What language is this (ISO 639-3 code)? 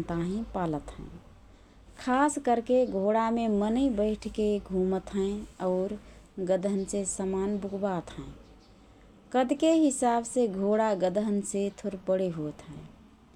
thr